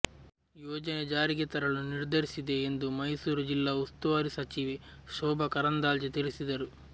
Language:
Kannada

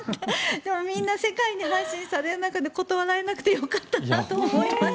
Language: Japanese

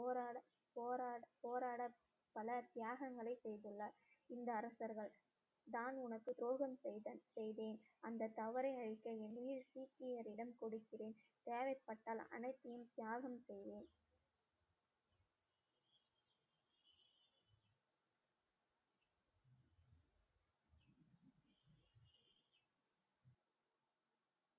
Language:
Tamil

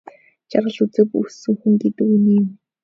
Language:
Mongolian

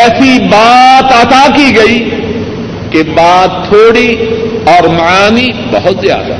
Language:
Urdu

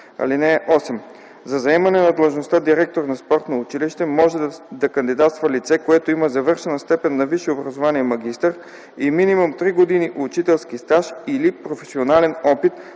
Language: Bulgarian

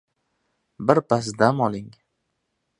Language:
Uzbek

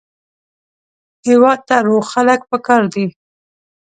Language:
Pashto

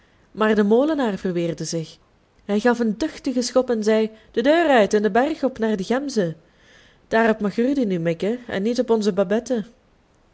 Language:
Dutch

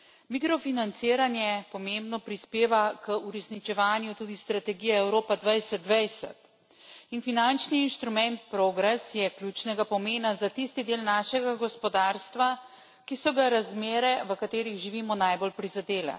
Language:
Slovenian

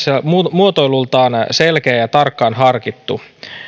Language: Finnish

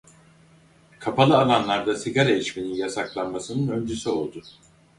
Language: Turkish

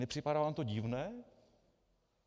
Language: Czech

